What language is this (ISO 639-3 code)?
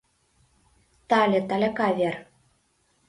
chm